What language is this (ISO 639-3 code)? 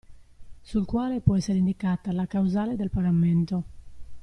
ita